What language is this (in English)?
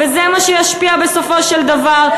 Hebrew